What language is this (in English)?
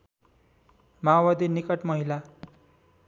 Nepali